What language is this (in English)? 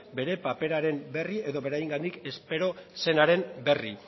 Basque